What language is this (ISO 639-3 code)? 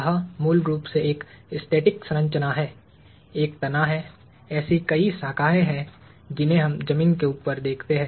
hin